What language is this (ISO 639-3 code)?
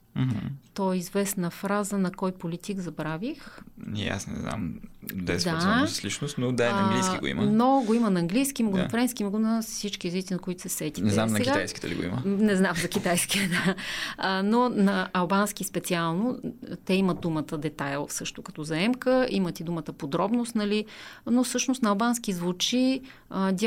bul